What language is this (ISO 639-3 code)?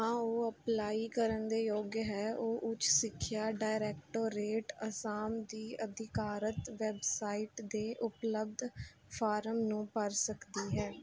pan